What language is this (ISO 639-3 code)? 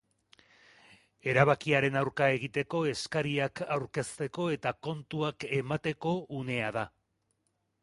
eus